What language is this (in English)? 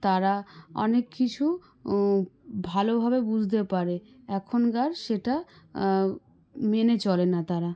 Bangla